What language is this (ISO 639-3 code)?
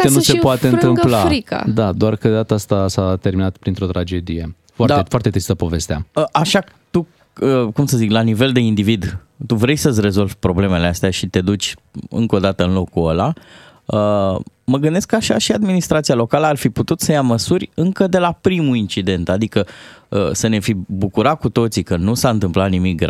ron